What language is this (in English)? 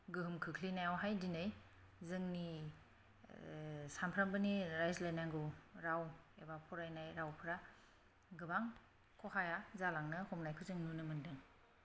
Bodo